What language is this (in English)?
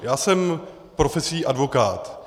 Czech